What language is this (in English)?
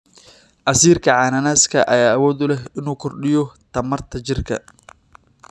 Somali